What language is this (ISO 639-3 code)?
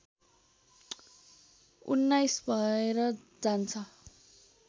nep